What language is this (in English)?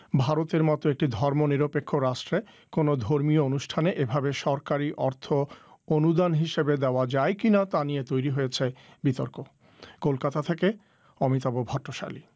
Bangla